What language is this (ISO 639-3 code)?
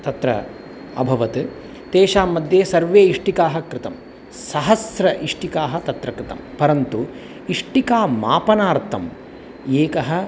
san